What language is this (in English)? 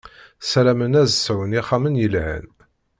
Kabyle